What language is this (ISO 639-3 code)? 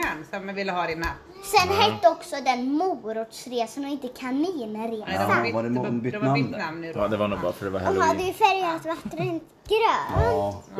swe